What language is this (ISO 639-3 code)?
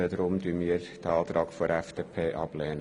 gsw